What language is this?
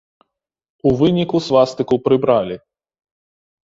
Belarusian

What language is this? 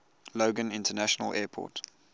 English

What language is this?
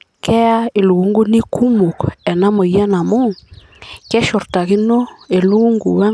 Masai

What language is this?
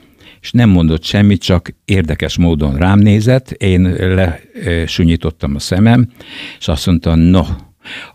Hungarian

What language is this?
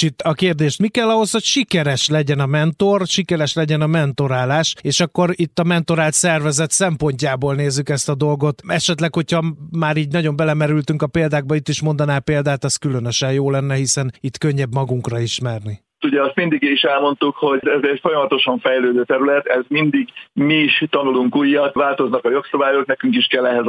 Hungarian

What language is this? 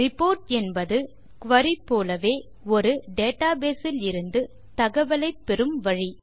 Tamil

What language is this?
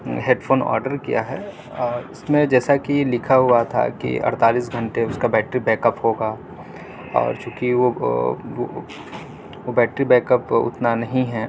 Urdu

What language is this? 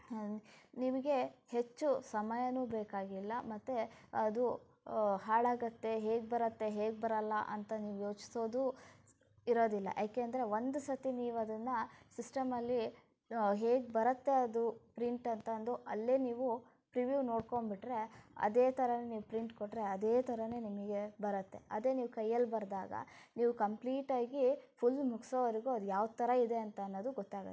Kannada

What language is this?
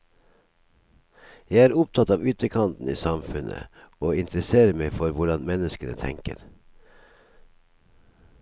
Norwegian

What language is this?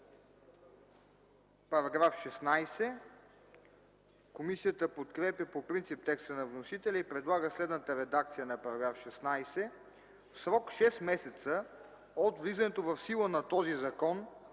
Bulgarian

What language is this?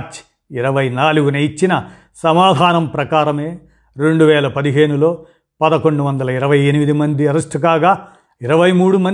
Telugu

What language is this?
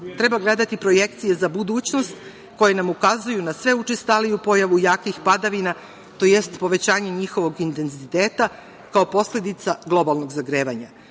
Serbian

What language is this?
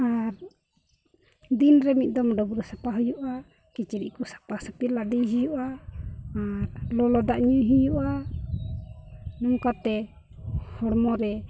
Santali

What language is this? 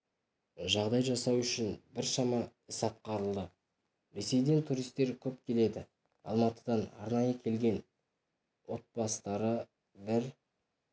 Kazakh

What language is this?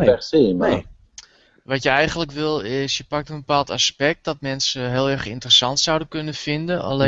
Dutch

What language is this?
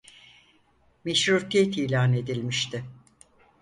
Turkish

